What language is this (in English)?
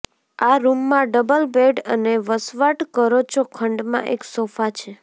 Gujarati